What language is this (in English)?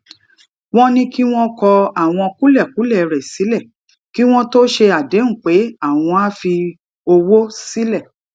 Yoruba